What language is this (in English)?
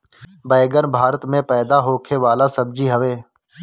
Bhojpuri